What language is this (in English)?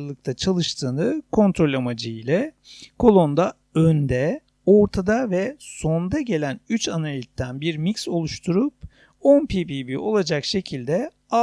Turkish